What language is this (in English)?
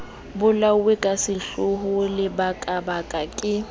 Southern Sotho